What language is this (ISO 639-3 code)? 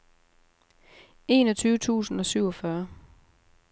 dan